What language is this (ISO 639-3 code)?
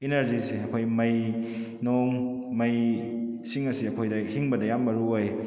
mni